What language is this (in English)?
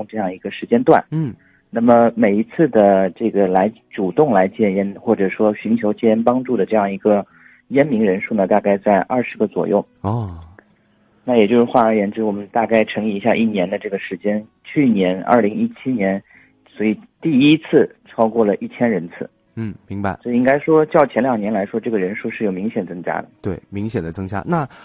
Chinese